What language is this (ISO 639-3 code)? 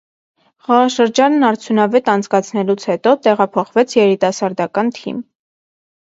hye